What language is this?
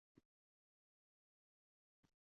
Uzbek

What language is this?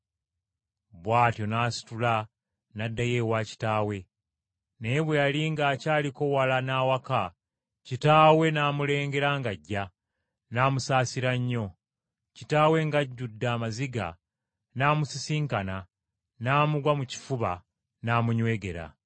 Ganda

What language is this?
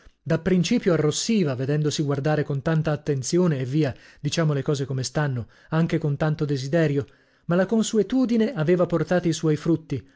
Italian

